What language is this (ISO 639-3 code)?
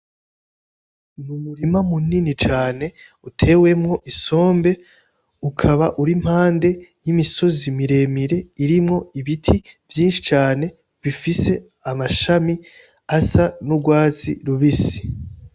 run